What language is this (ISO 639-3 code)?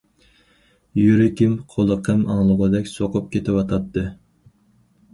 uig